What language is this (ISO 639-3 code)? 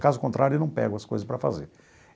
por